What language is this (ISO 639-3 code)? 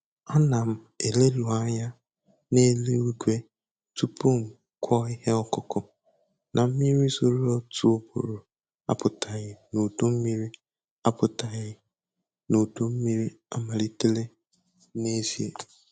ibo